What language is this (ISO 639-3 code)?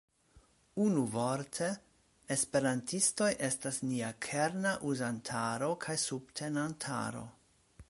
epo